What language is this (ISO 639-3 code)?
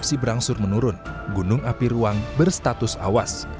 ind